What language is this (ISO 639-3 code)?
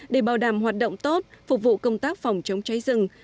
vie